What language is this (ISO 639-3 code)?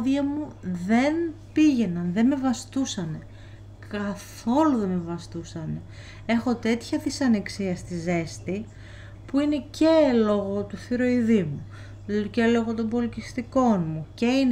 ell